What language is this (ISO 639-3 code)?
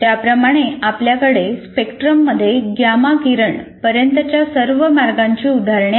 mar